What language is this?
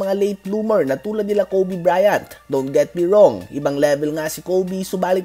Filipino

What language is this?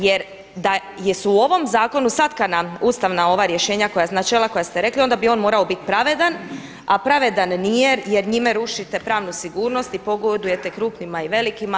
Croatian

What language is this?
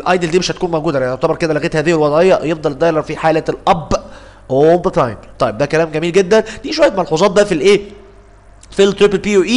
Arabic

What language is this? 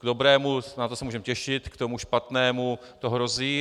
Czech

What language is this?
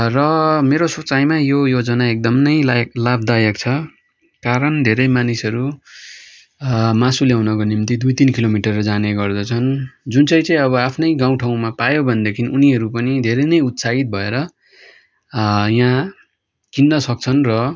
Nepali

